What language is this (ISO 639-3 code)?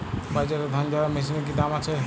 ben